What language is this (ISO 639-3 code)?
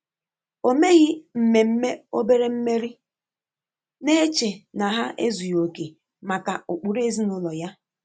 ibo